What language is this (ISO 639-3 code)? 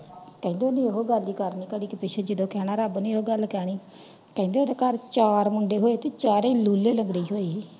pan